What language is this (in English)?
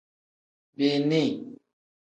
Tem